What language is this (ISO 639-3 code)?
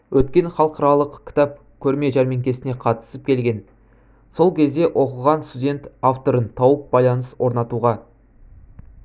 kaz